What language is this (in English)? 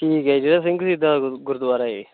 Punjabi